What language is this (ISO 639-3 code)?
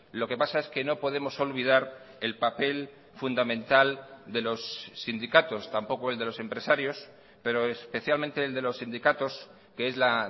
spa